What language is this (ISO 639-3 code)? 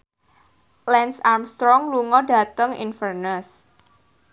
jav